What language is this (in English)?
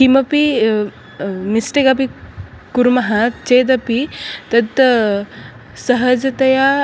Sanskrit